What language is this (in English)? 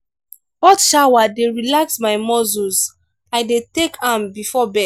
Nigerian Pidgin